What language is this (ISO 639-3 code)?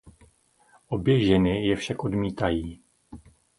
ces